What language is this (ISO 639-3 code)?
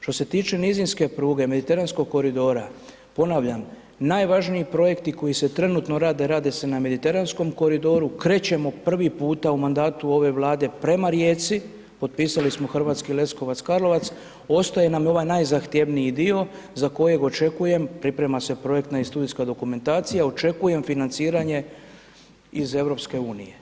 hrv